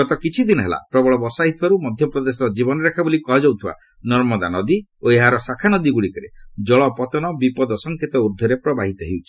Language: Odia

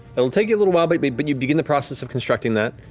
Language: English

